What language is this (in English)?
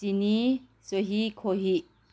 Manipuri